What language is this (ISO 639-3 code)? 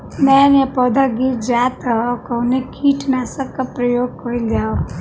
bho